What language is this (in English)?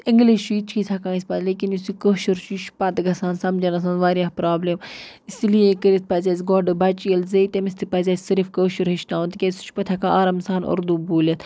Kashmiri